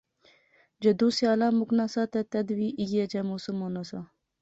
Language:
Pahari-Potwari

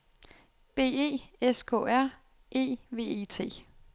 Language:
Danish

